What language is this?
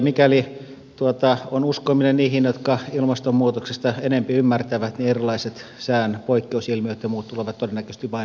Finnish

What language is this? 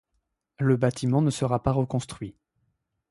French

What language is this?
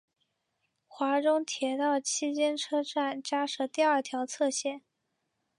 Chinese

